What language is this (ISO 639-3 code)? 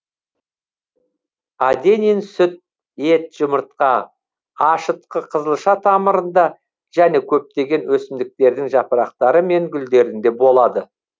kaz